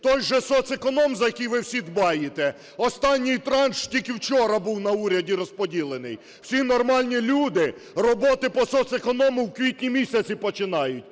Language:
Ukrainian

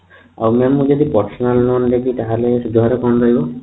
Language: Odia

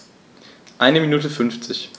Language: German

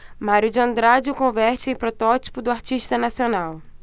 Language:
Portuguese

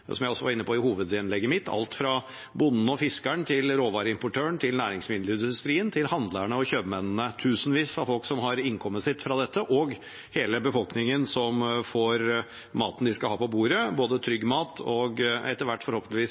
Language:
Norwegian Bokmål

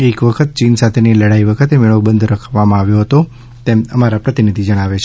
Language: Gujarati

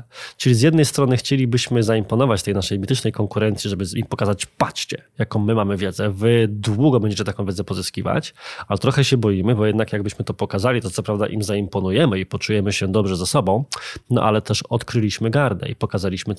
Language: Polish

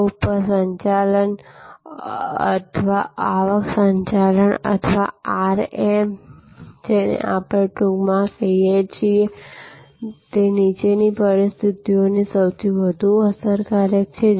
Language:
Gujarati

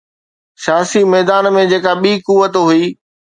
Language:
Sindhi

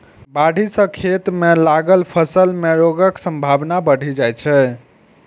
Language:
Maithili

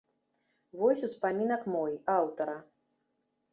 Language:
Belarusian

